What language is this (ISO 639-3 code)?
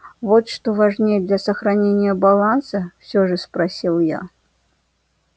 rus